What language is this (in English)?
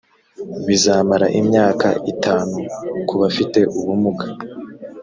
Kinyarwanda